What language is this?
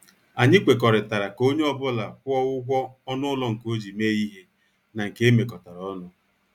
Igbo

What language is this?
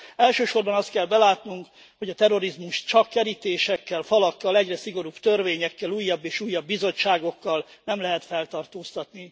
Hungarian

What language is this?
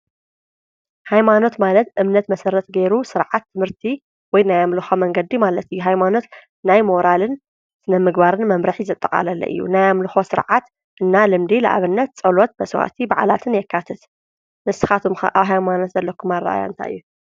Tigrinya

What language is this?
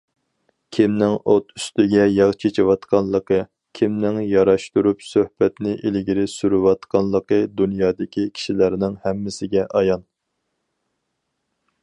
Uyghur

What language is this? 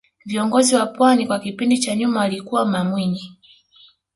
Swahili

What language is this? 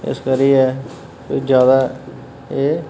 Dogri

